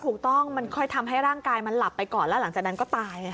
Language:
Thai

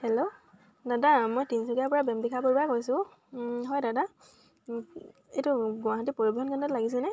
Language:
Assamese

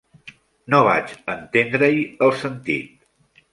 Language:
Catalan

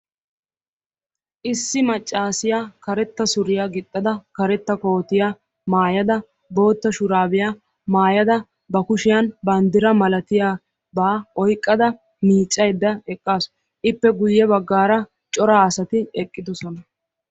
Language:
Wolaytta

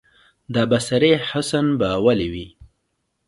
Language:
Pashto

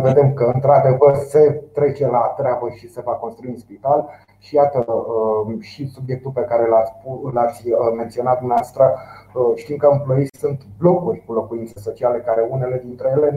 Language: Romanian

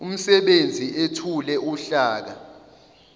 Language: Zulu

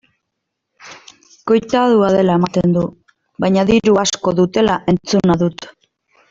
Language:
Basque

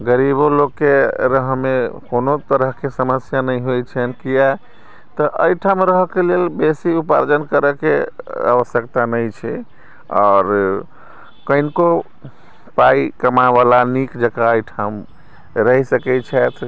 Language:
Maithili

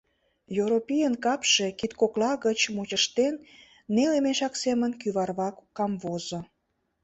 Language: Mari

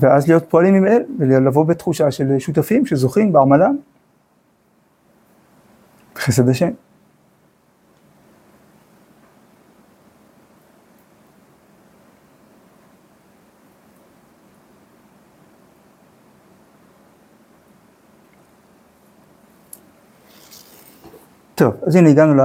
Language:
Hebrew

